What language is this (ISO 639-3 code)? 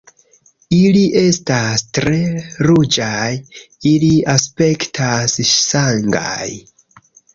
epo